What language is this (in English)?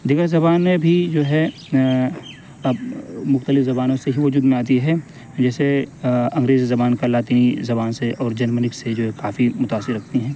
Urdu